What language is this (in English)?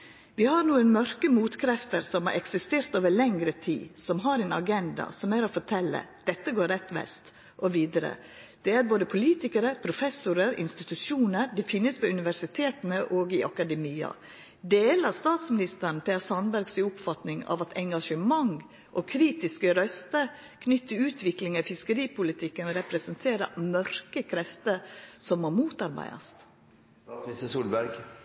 Norwegian Nynorsk